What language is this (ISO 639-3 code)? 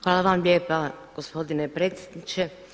hrv